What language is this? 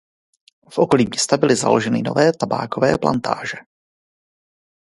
Czech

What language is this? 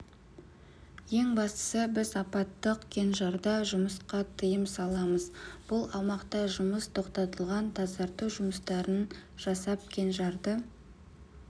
Kazakh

